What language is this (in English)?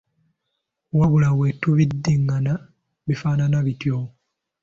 Ganda